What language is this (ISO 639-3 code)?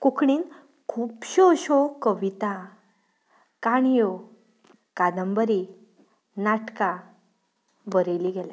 kok